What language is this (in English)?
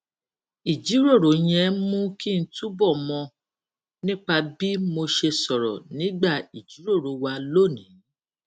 Yoruba